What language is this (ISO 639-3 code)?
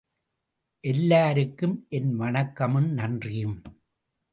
tam